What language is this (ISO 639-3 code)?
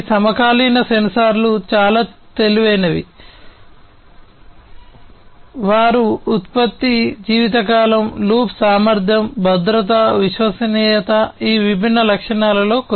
tel